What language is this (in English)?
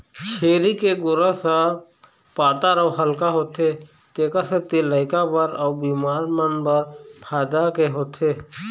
Chhattisgarhi